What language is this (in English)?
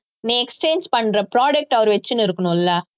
Tamil